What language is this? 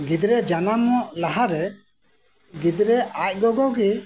Santali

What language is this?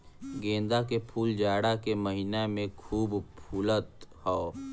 Bhojpuri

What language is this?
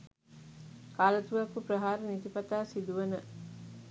Sinhala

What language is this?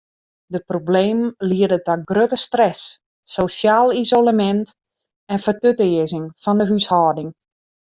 Western Frisian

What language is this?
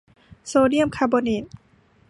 Thai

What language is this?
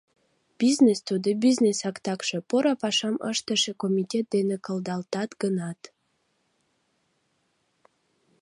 Mari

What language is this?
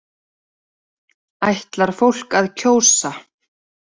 Icelandic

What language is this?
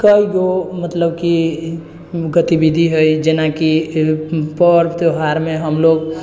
Maithili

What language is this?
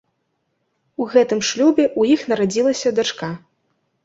Belarusian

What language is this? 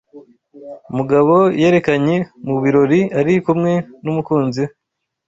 Kinyarwanda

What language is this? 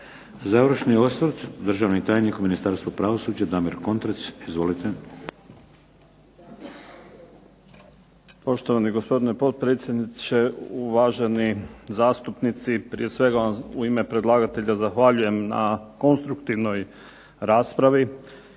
Croatian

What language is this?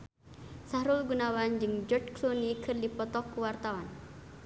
Sundanese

